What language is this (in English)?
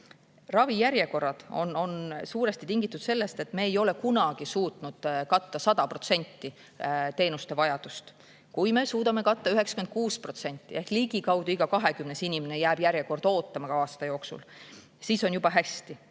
Estonian